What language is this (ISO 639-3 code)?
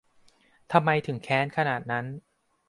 tha